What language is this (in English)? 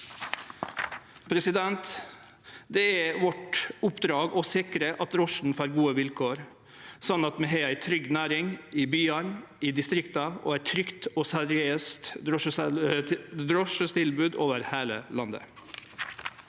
Norwegian